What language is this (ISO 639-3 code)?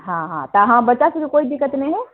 mai